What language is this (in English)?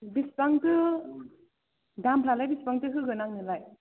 Bodo